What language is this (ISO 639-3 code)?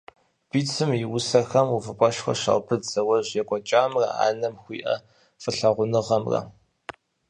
kbd